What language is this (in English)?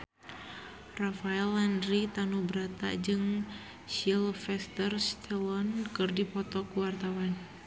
Sundanese